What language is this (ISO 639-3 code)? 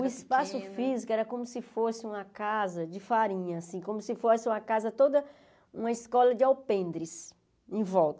por